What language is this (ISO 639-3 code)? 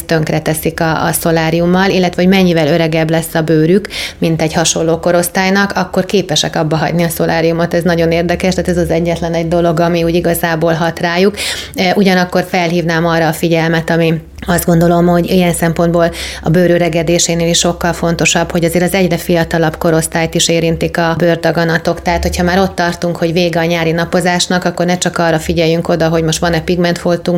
hun